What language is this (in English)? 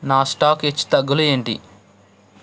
Telugu